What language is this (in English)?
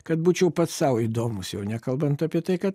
Lithuanian